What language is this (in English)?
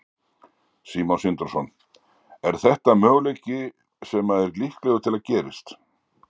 Icelandic